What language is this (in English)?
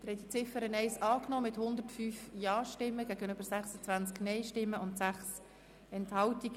Swiss German